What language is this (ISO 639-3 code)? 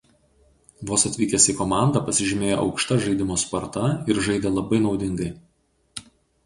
lit